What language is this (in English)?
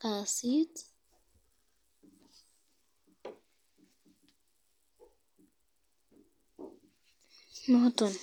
Kalenjin